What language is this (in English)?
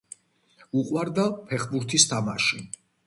Georgian